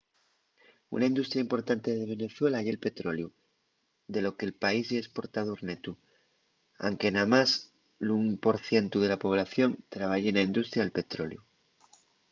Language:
Asturian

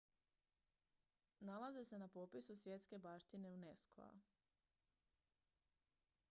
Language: Croatian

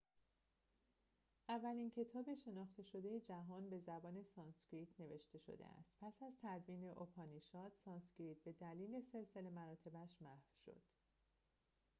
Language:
Persian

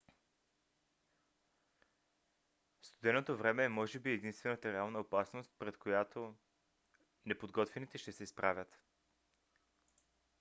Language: Bulgarian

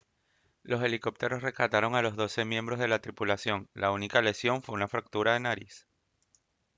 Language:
Spanish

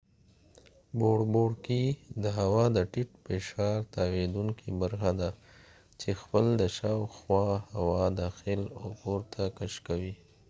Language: Pashto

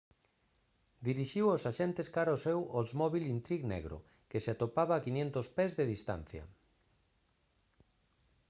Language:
Galician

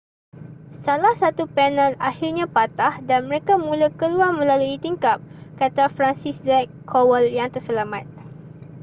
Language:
Malay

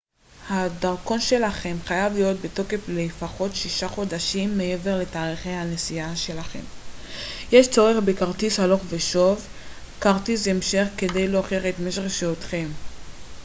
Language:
Hebrew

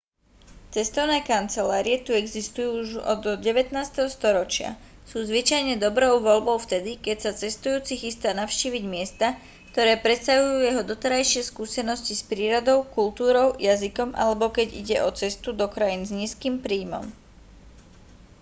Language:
Slovak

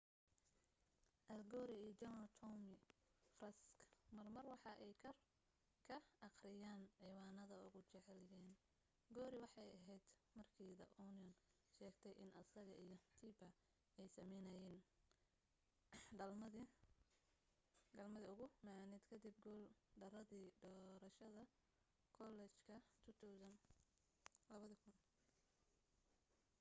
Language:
Somali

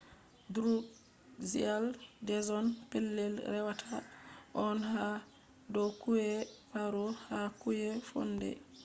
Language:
Fula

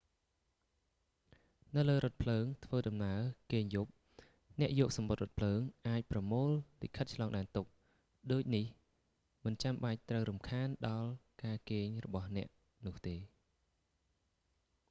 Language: Khmer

